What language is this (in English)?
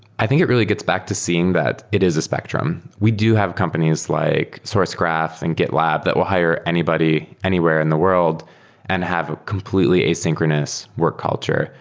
English